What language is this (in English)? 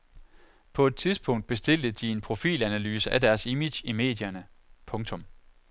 Danish